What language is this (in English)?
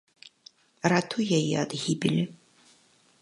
Belarusian